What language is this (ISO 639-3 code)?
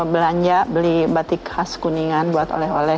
ind